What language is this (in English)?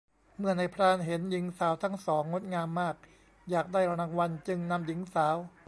Thai